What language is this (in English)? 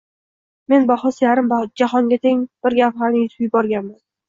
Uzbek